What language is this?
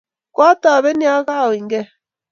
Kalenjin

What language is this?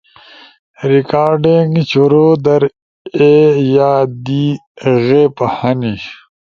Ushojo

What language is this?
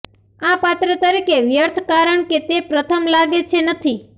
Gujarati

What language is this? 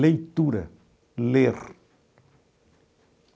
Portuguese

